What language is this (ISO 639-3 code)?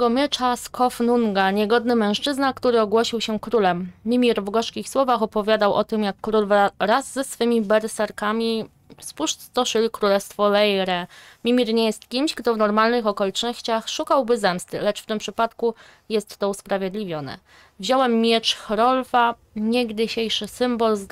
pol